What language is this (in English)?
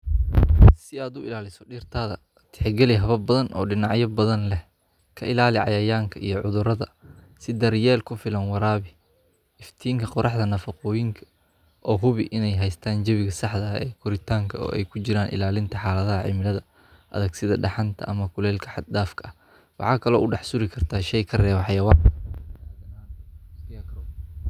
Somali